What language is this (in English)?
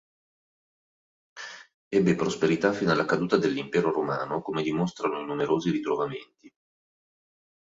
Italian